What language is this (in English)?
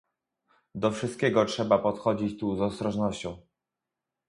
Polish